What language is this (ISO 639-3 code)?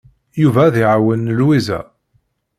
kab